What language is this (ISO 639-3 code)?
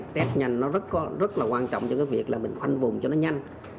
vie